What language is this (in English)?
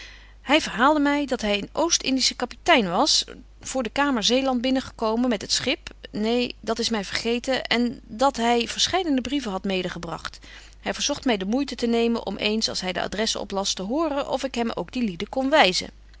Dutch